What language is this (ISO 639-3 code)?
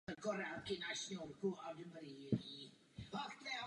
ces